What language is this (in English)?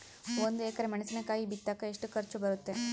Kannada